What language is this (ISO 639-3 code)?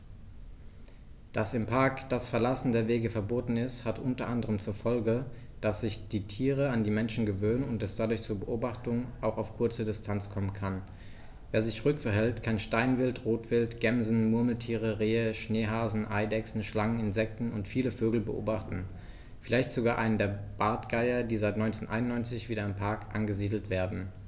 deu